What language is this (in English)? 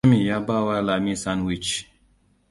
Hausa